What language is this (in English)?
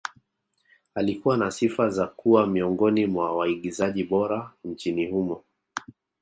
Swahili